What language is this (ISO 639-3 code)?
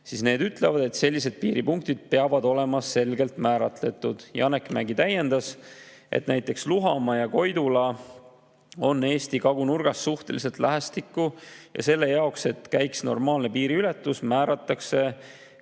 est